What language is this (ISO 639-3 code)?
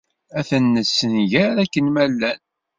kab